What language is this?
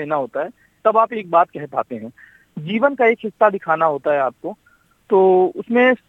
Hindi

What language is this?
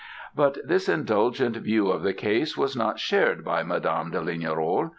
English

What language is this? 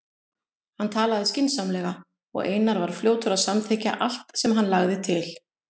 Icelandic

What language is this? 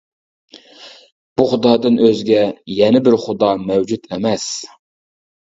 Uyghur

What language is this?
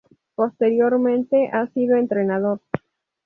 Spanish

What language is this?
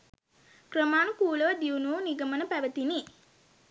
Sinhala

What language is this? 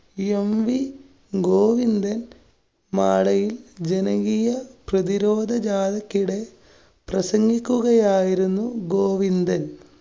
Malayalam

